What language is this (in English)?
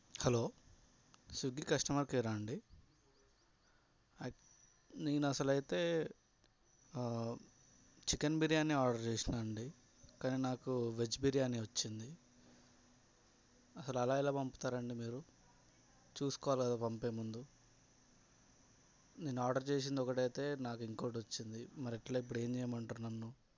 Telugu